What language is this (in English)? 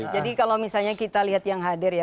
Indonesian